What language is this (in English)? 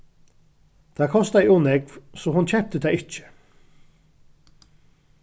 Faroese